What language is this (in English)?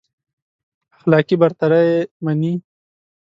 Pashto